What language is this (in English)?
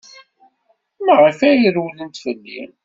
Kabyle